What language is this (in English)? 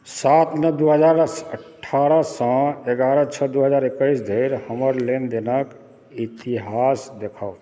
Maithili